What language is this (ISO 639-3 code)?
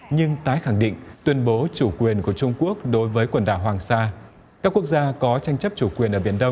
vie